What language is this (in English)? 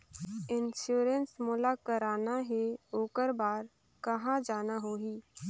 Chhattisgarhi